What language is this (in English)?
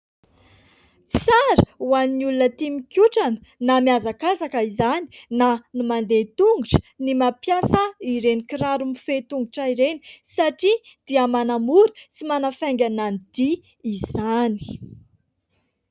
Malagasy